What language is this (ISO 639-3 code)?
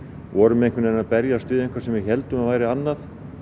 isl